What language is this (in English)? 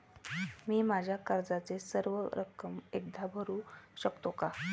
Marathi